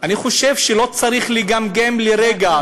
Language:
Hebrew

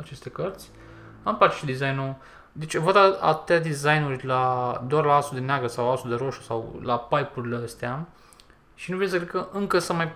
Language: Romanian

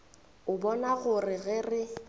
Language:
Northern Sotho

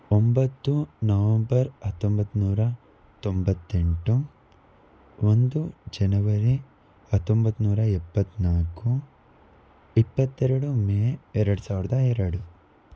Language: Kannada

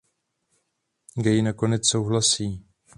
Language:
Czech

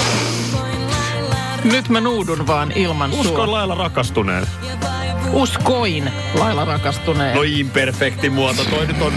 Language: Finnish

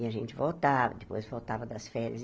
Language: Portuguese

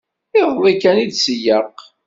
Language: Kabyle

